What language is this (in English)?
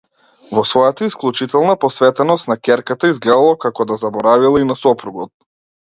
Macedonian